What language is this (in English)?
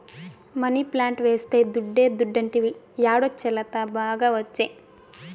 Telugu